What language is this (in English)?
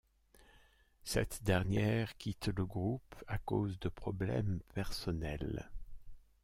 French